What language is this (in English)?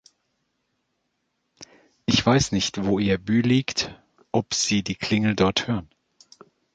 German